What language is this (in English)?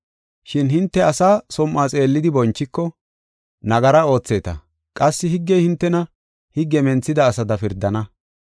Gofa